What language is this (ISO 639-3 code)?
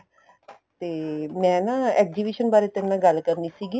pan